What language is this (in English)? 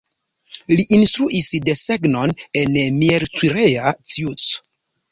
Esperanto